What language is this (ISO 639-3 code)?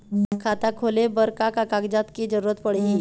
hne